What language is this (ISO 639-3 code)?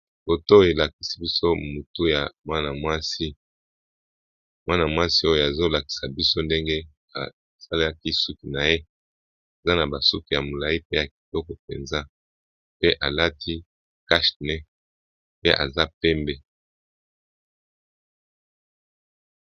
lin